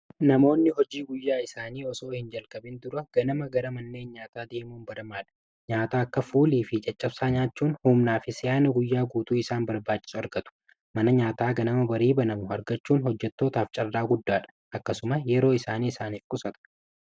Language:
Oromo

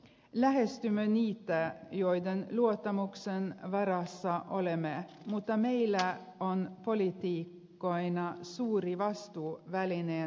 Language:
Finnish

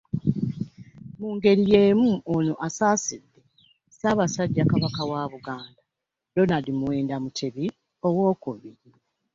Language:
Ganda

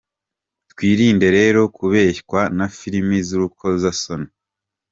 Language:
Kinyarwanda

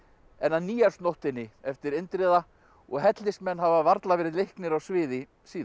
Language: Icelandic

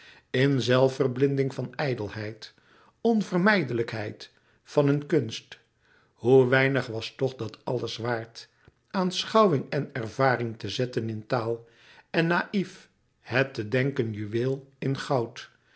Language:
Dutch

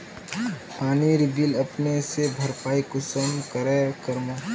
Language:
Magahi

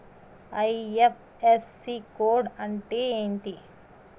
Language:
Telugu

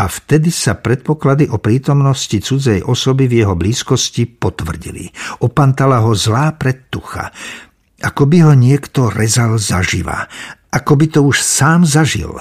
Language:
Slovak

